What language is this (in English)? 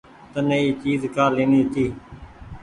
Goaria